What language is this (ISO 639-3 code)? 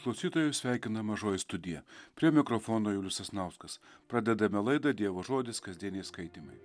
lit